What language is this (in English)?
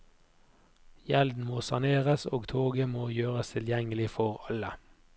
Norwegian